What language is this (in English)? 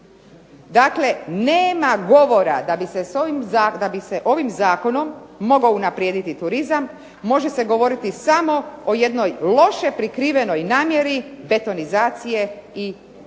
Croatian